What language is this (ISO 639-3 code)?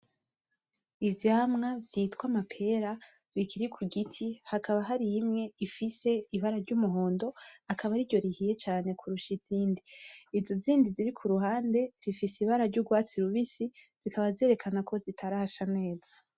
run